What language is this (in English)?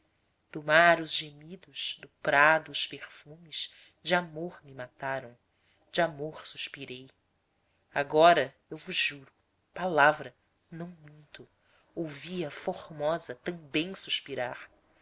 Portuguese